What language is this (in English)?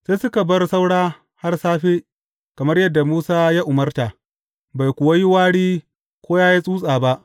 Hausa